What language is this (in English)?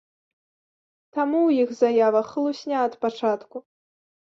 Belarusian